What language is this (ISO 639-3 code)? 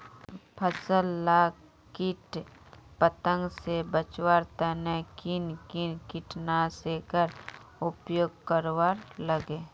mag